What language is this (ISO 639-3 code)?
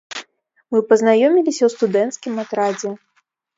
bel